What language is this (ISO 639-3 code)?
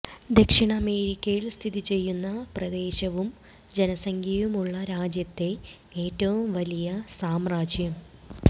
mal